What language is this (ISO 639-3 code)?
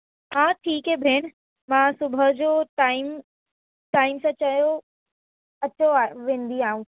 snd